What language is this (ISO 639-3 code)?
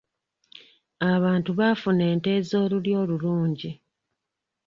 lug